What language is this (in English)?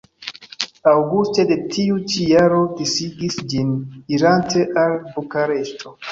Esperanto